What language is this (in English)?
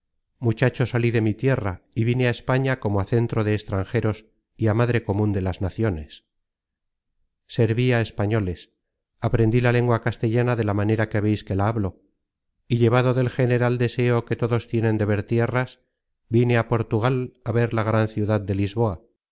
Spanish